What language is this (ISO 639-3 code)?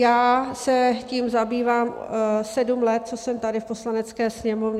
ces